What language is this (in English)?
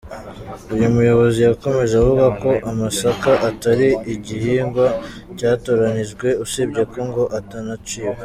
Kinyarwanda